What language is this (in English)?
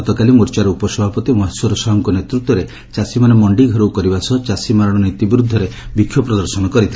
Odia